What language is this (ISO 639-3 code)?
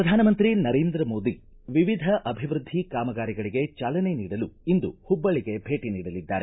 kan